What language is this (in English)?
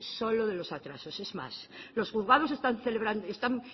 Spanish